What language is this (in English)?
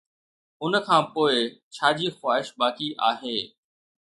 Sindhi